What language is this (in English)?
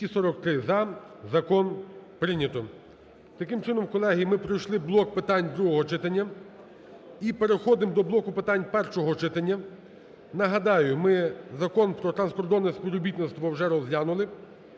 Ukrainian